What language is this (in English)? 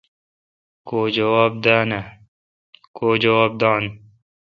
Kalkoti